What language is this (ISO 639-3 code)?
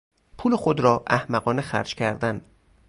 fas